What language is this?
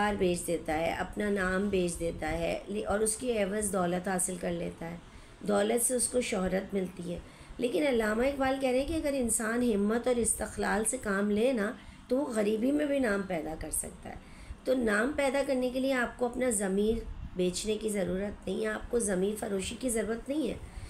Hindi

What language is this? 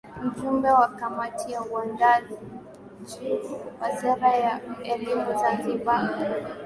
Swahili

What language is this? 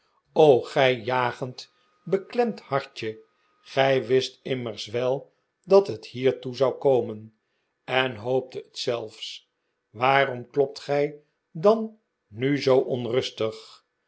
Dutch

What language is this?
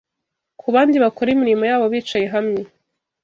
Kinyarwanda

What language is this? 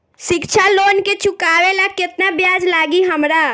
Bhojpuri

